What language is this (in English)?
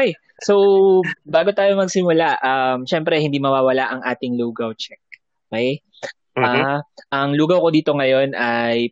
Filipino